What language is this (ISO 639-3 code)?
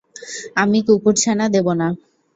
ben